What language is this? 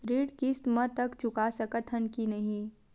Chhattisgarhi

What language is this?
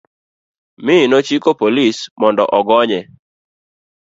Luo (Kenya and Tanzania)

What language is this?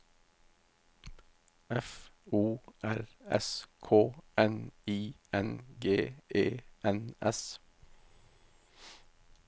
Norwegian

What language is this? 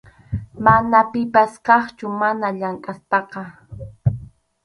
Arequipa-La Unión Quechua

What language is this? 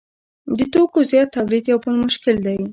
Pashto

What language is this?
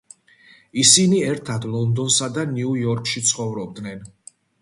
Georgian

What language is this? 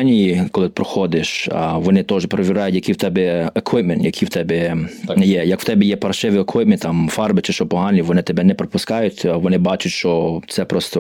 Ukrainian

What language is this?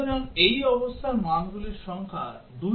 Bangla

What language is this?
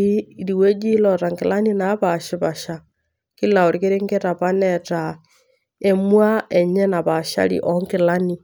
Masai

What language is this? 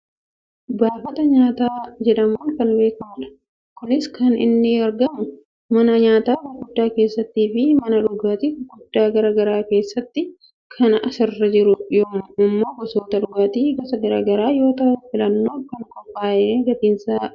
Oromo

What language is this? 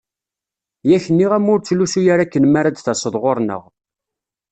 Kabyle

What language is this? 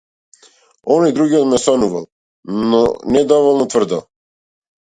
Macedonian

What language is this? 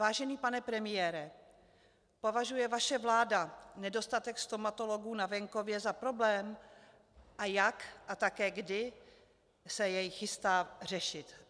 Czech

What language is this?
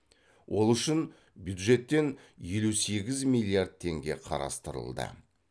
Kazakh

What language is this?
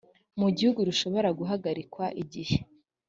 Kinyarwanda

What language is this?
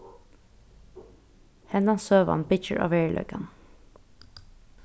Faroese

